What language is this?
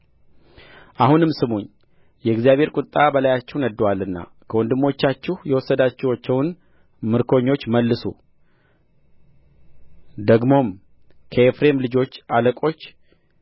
Amharic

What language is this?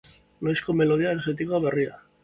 Basque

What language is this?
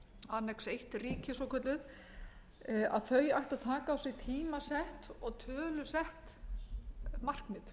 Icelandic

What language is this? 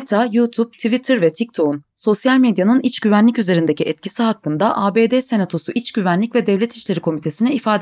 Turkish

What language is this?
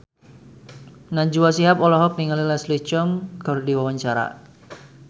Sundanese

